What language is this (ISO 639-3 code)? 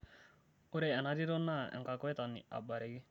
mas